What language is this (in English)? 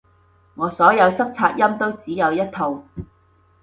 Cantonese